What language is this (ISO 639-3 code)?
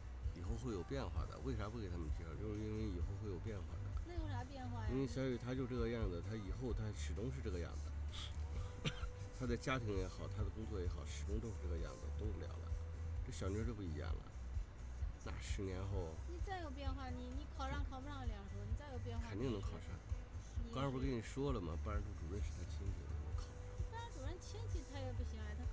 zho